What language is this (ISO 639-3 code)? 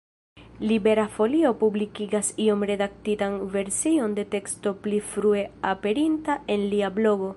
epo